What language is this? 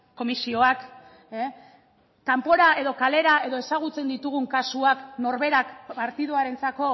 Basque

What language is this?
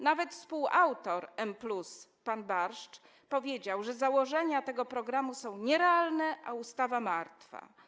Polish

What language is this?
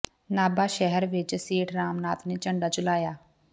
Punjabi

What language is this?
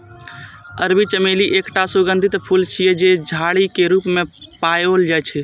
Maithili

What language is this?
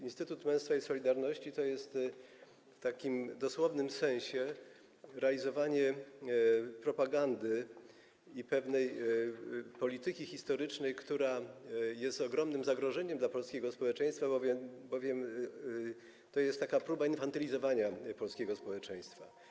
Polish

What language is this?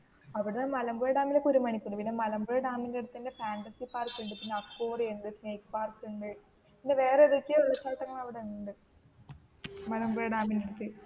Malayalam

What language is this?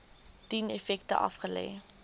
Afrikaans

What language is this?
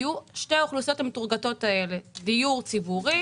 Hebrew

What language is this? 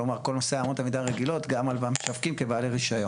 Hebrew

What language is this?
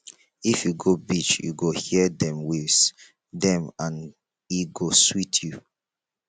Nigerian Pidgin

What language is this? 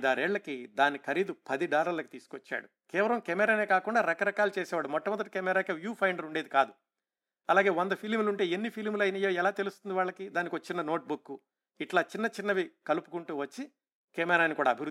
Telugu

